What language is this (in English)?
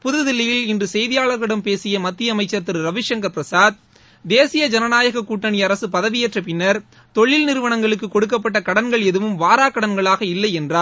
Tamil